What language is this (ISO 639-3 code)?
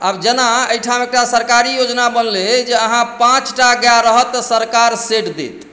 mai